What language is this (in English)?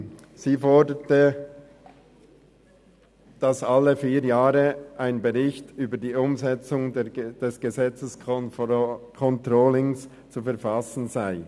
Swiss German